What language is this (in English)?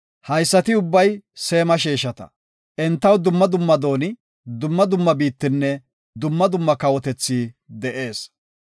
Gofa